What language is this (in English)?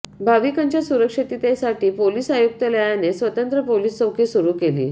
Marathi